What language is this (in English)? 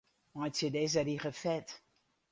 Western Frisian